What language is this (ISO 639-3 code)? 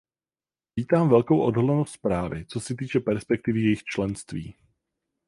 ces